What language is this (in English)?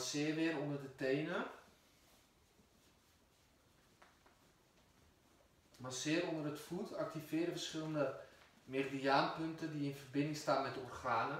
Dutch